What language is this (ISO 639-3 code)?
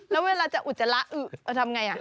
tha